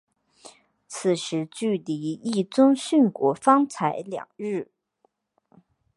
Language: Chinese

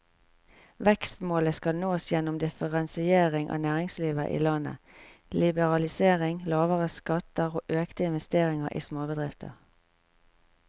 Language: Norwegian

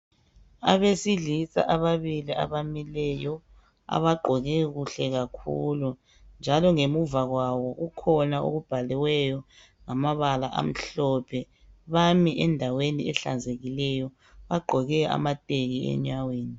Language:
North Ndebele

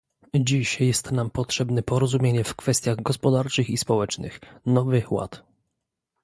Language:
Polish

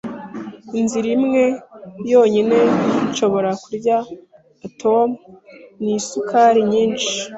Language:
Kinyarwanda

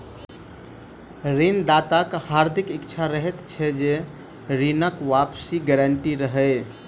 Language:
Maithili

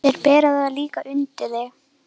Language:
Icelandic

